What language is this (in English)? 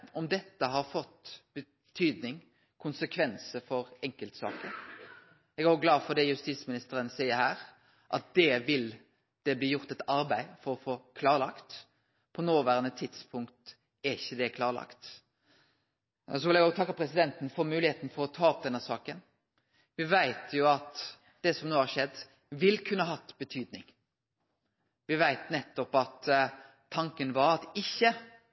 Norwegian Nynorsk